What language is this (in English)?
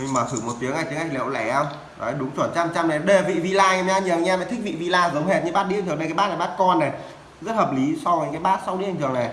Vietnamese